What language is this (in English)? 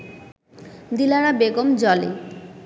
Bangla